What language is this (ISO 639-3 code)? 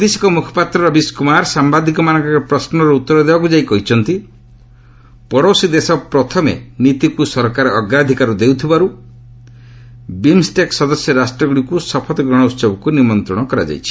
ori